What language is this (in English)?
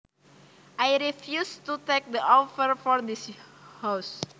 Javanese